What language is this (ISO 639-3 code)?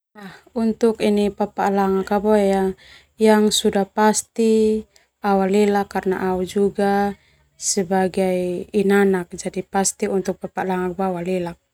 twu